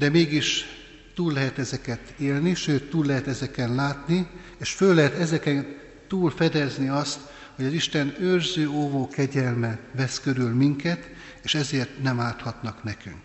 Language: Hungarian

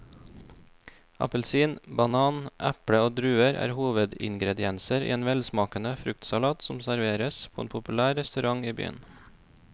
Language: Norwegian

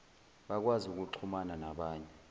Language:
Zulu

